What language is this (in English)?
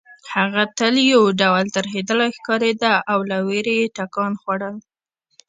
Pashto